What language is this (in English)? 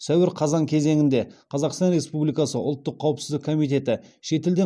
Kazakh